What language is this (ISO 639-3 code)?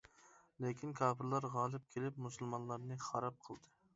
uig